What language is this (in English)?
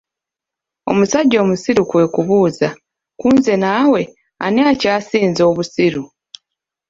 Ganda